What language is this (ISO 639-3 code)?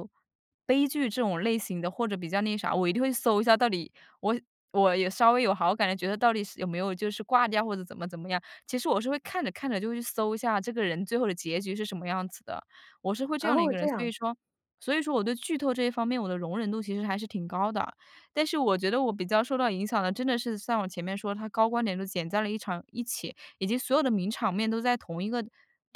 zho